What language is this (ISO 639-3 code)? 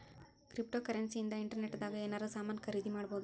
kan